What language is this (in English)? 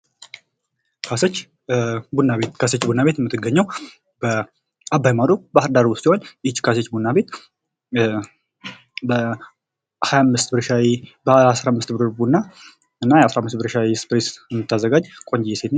Amharic